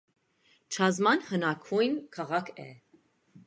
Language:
Armenian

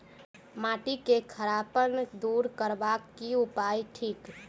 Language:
Maithili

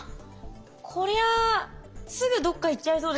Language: Japanese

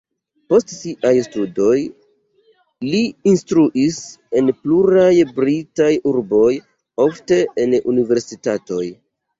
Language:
Esperanto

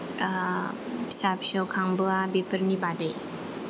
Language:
Bodo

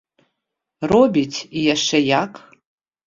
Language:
Belarusian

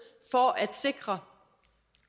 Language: Danish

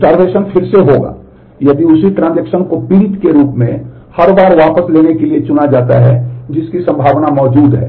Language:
Hindi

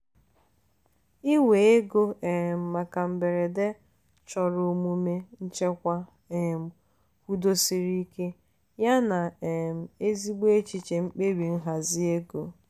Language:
Igbo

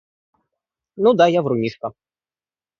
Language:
Russian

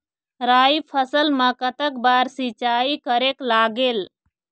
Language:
Chhattisgarhi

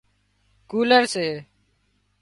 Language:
Wadiyara Koli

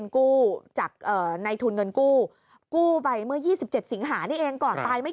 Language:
Thai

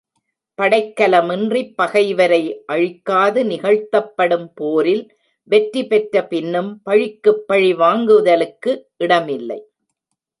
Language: Tamil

